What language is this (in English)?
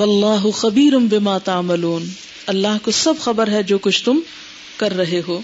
Urdu